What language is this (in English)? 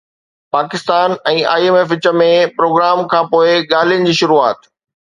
Sindhi